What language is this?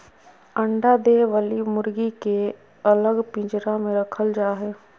Magahi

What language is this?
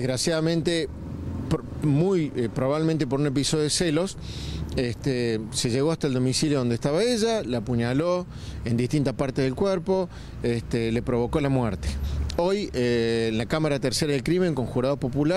Spanish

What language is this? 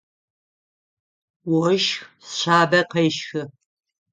Adyghe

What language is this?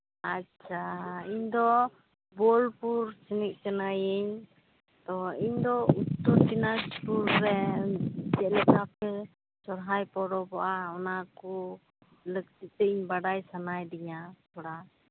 Santali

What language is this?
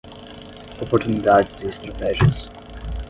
Portuguese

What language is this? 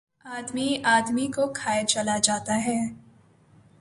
Urdu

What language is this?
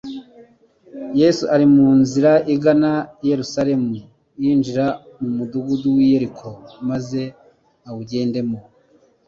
Kinyarwanda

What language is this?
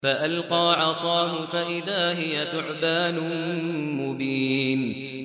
Arabic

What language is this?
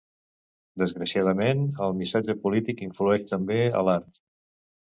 Catalan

